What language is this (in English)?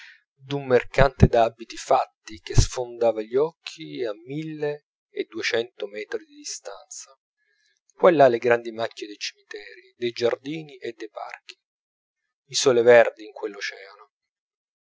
Italian